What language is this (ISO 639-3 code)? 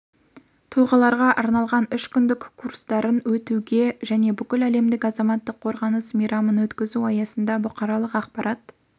kaz